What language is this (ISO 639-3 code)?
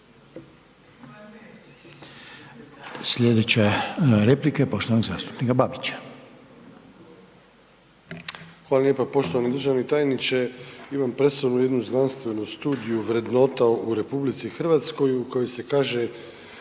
hrv